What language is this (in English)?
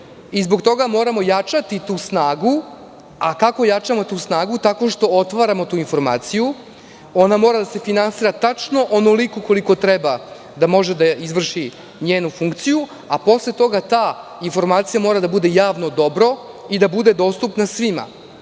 Serbian